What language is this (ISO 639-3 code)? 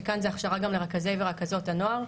heb